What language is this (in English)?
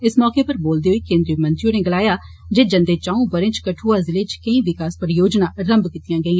Dogri